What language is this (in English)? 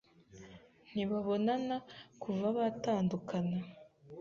Kinyarwanda